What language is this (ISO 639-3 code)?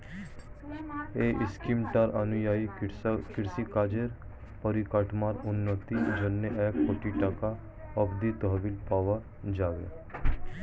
ben